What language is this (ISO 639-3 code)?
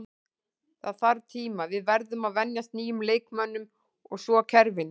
isl